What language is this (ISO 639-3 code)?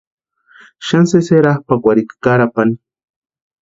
pua